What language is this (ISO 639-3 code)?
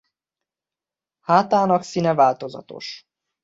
hun